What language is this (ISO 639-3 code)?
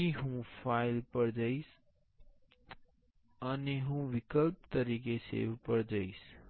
guj